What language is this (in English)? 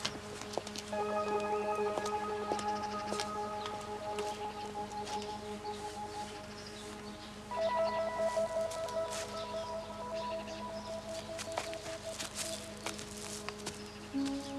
German